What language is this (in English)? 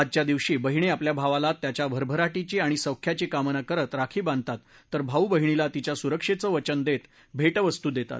Marathi